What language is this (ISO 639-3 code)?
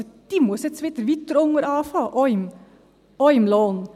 gsw